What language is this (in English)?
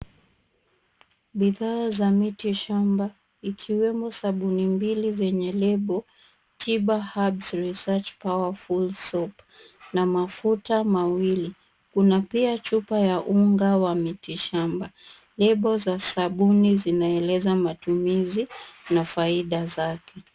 Swahili